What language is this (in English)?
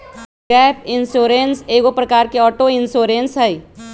Magahi